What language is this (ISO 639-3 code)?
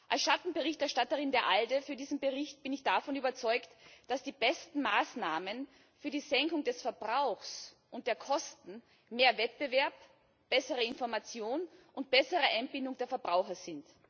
deu